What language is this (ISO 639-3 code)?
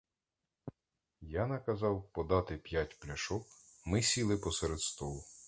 ukr